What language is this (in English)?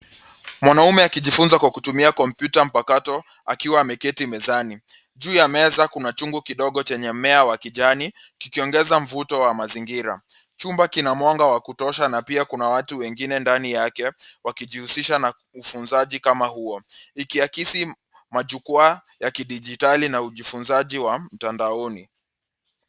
Swahili